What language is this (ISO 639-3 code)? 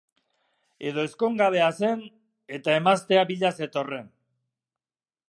eus